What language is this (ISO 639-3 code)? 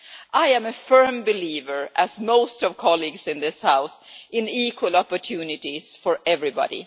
eng